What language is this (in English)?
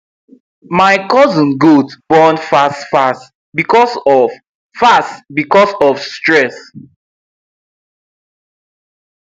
Nigerian Pidgin